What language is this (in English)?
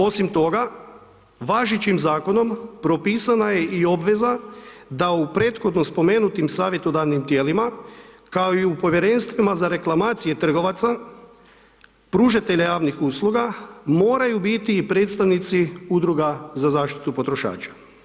Croatian